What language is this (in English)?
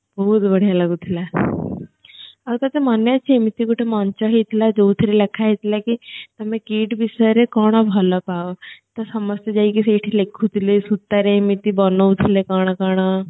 Odia